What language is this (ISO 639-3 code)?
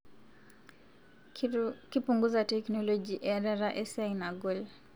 mas